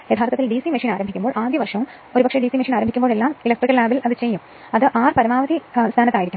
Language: Malayalam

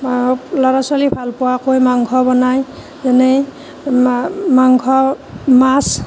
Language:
Assamese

